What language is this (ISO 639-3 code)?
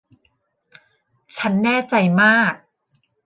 tha